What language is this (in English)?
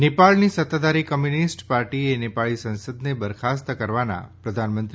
Gujarati